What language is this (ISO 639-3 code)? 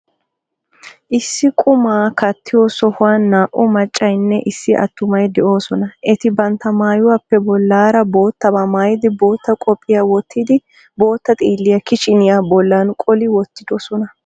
wal